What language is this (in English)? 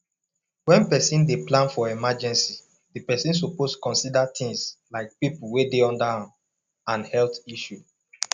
Nigerian Pidgin